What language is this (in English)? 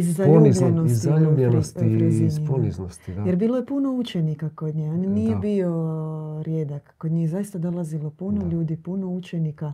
Croatian